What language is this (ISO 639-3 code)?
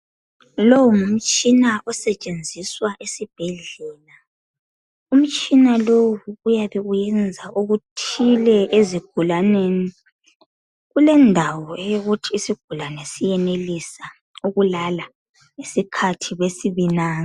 nde